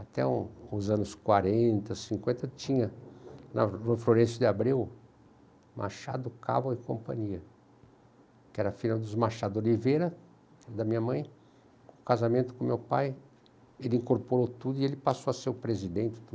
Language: Portuguese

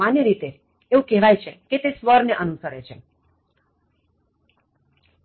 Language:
Gujarati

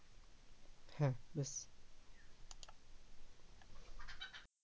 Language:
Bangla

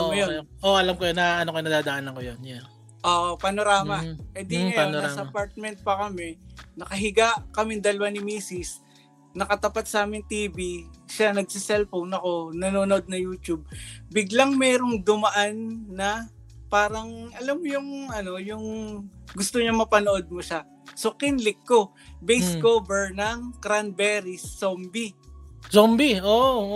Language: Filipino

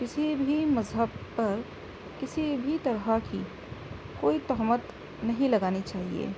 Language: Urdu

